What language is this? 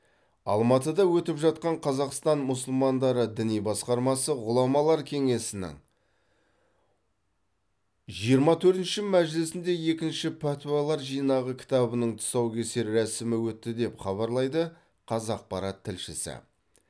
Kazakh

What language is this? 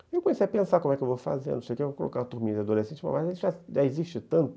Portuguese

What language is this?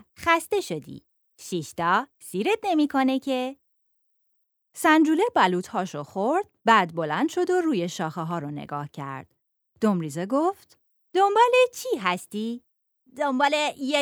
Persian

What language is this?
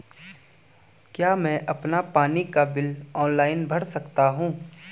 Hindi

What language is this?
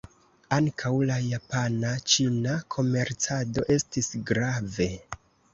Esperanto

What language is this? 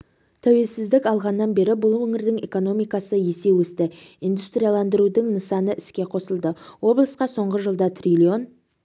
Kazakh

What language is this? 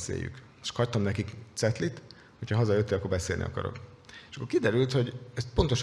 Hungarian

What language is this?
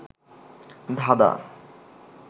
Bangla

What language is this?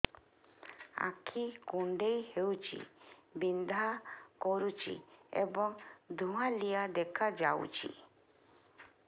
Odia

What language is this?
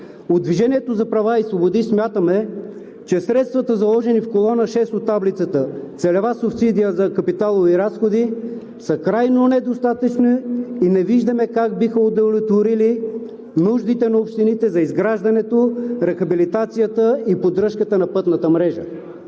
Bulgarian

